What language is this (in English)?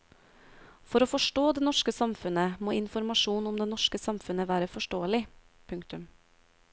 Norwegian